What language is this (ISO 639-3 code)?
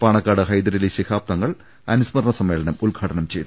mal